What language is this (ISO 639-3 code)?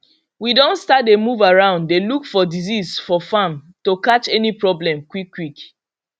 pcm